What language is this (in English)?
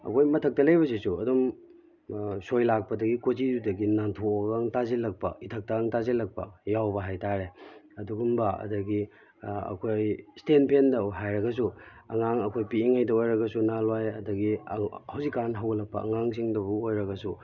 Manipuri